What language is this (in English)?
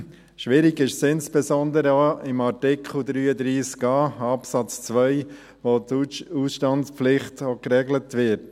Swiss German